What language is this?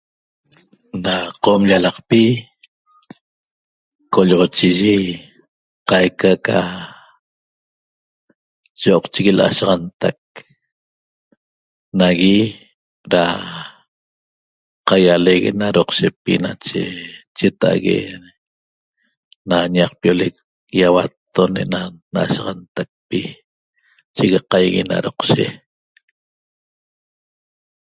Toba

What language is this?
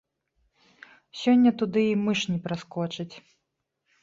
Belarusian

